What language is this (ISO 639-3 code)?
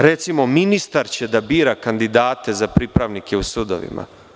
srp